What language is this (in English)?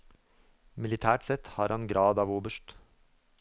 Norwegian